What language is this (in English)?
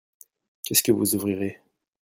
French